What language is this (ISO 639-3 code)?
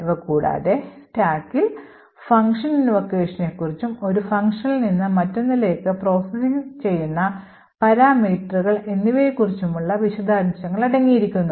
mal